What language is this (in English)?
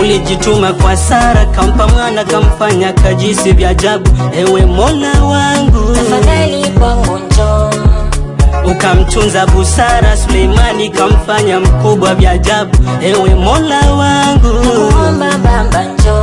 Swahili